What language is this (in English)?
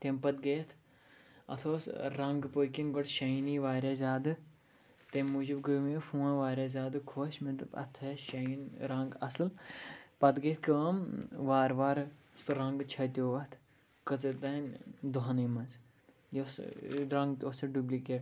Kashmiri